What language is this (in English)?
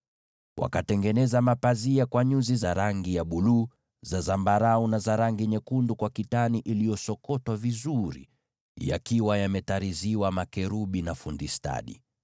Swahili